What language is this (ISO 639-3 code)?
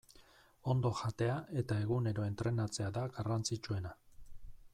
eus